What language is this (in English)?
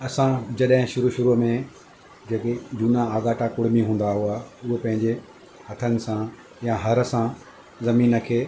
Sindhi